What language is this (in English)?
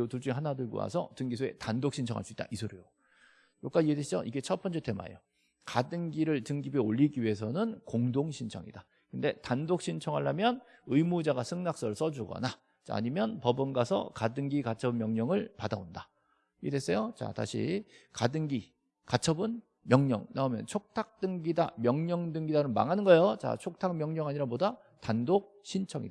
Korean